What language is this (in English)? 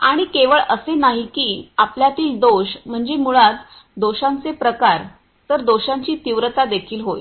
Marathi